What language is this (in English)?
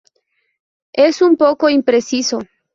Spanish